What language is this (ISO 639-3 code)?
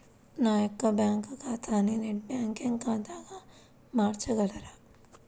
tel